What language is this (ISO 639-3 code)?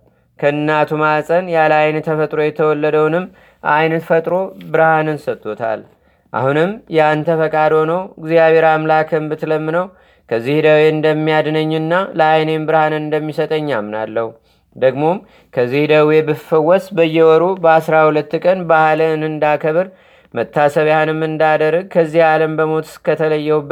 amh